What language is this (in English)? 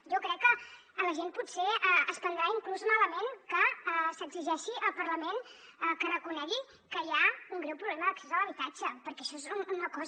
Catalan